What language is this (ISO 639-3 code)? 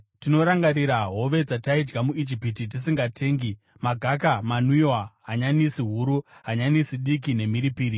sna